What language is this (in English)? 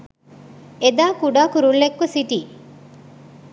Sinhala